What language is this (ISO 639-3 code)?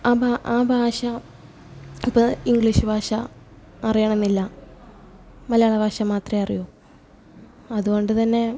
mal